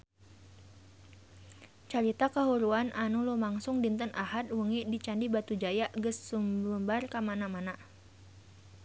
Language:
Sundanese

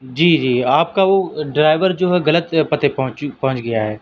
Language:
Urdu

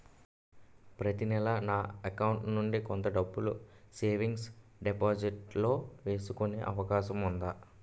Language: Telugu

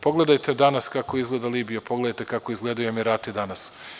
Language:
Serbian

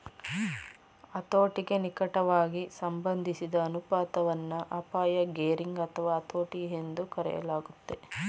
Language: Kannada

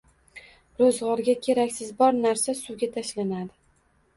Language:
Uzbek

